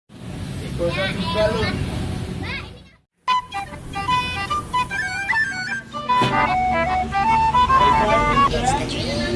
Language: Indonesian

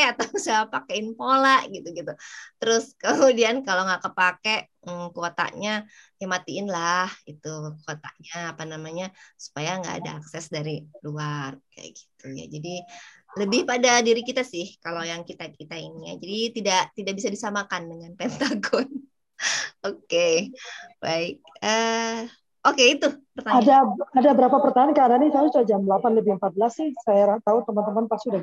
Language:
Indonesian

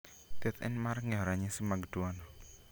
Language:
Luo (Kenya and Tanzania)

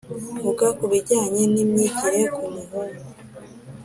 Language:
Kinyarwanda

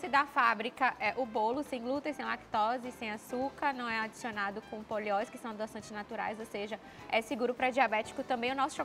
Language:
Portuguese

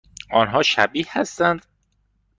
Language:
Persian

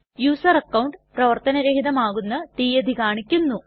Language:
Malayalam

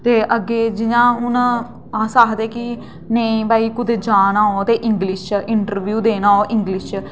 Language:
Dogri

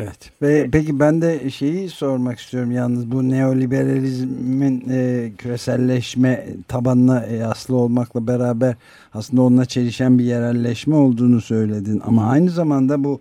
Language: Turkish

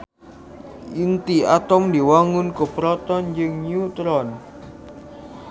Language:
Sundanese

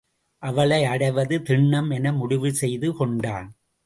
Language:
Tamil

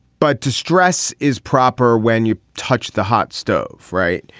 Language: English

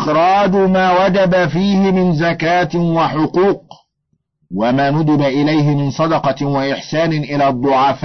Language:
Arabic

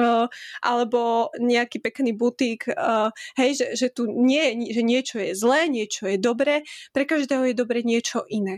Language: Slovak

